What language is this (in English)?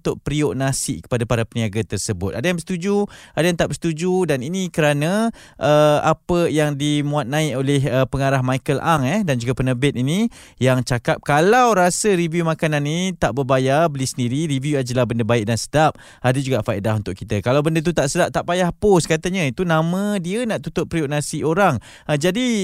Malay